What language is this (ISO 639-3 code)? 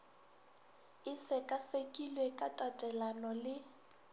nso